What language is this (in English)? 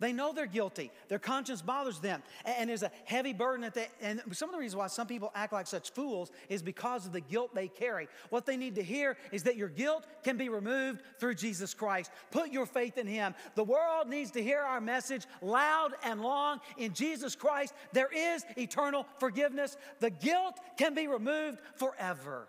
English